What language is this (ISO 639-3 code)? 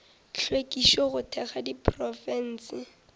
nso